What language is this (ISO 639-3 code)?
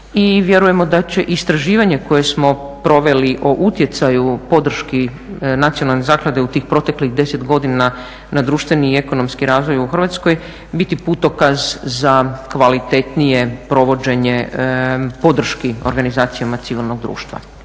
hrv